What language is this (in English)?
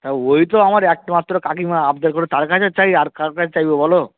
Bangla